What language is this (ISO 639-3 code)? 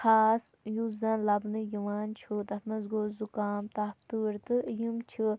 kas